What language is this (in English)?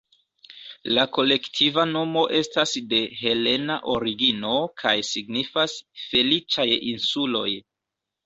Esperanto